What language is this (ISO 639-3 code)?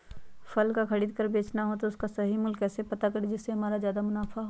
mag